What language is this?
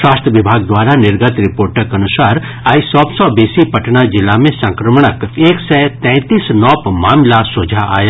Maithili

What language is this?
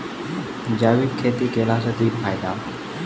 Maithili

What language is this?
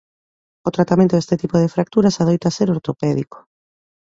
Galician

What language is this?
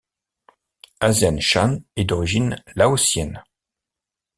French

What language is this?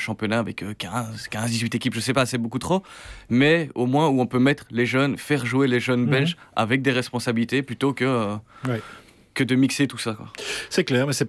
French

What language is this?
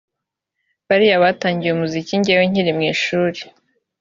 Kinyarwanda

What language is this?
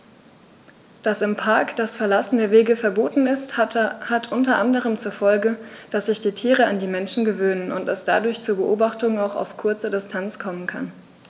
German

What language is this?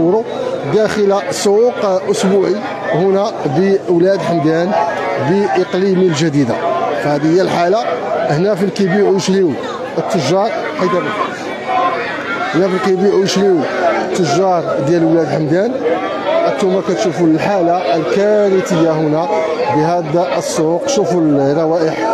Arabic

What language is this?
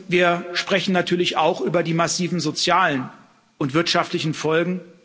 German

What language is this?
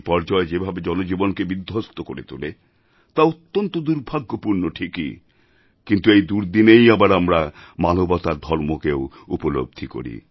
Bangla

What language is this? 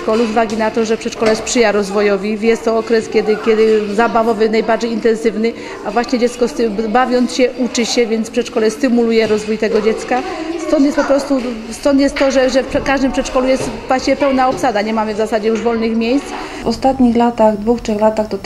Polish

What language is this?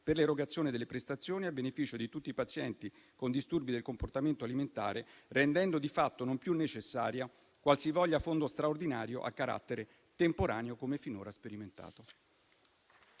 Italian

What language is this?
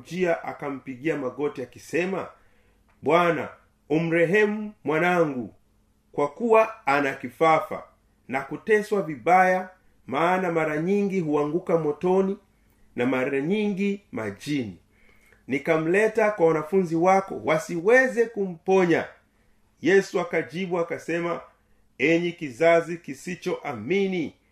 Swahili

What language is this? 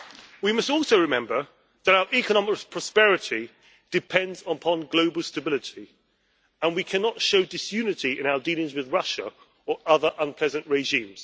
English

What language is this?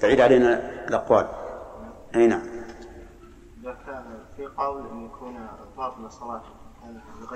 Arabic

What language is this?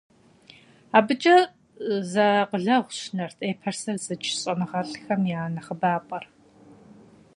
Kabardian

